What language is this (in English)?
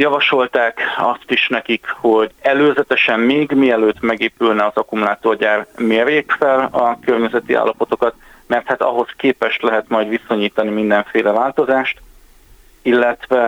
Hungarian